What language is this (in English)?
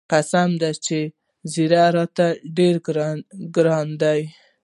Pashto